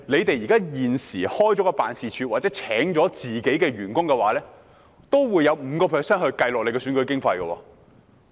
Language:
Cantonese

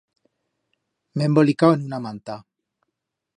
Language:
Aragonese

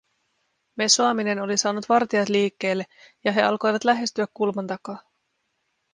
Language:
Finnish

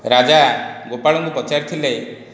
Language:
Odia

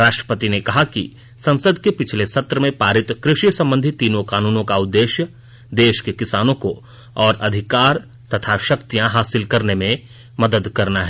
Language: Hindi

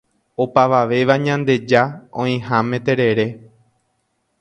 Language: Guarani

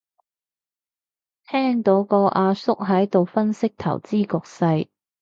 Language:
Cantonese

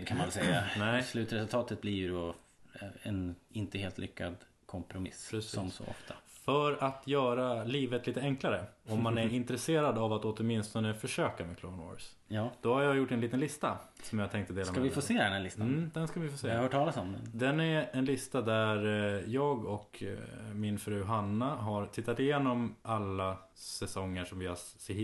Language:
Swedish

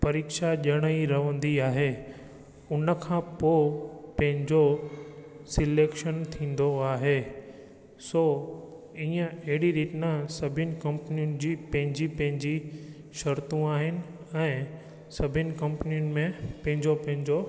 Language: Sindhi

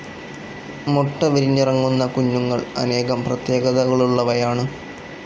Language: Malayalam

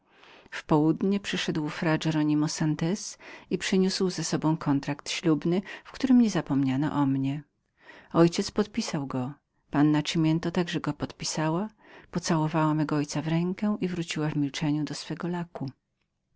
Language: Polish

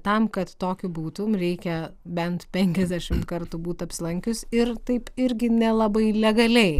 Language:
Lithuanian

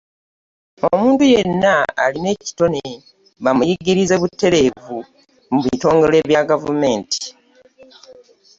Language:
Ganda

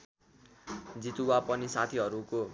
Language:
Nepali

